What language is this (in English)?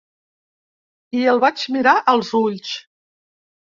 Catalan